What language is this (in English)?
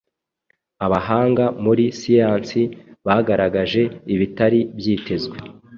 Kinyarwanda